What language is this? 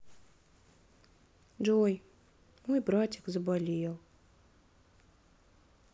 Russian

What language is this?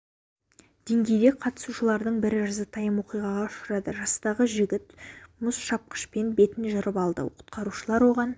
Kazakh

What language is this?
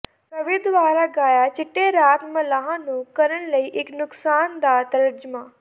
Punjabi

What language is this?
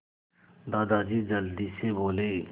Hindi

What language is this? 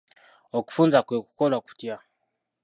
Ganda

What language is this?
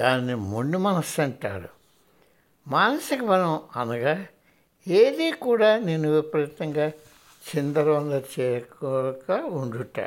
Telugu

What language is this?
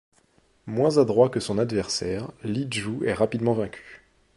French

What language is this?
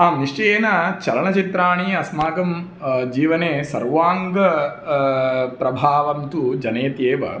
Sanskrit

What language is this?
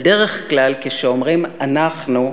Hebrew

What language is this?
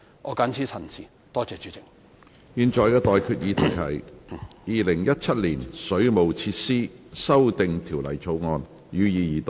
Cantonese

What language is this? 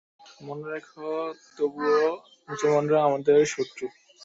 Bangla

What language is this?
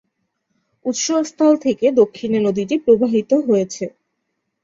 Bangla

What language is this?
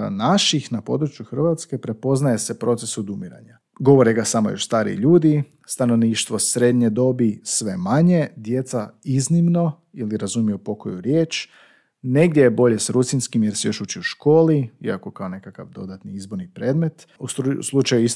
Croatian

